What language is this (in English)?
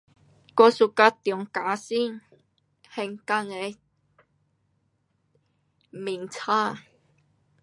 Pu-Xian Chinese